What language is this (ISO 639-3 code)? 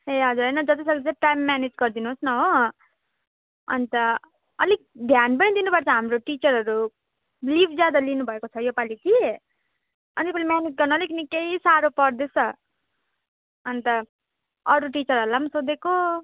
nep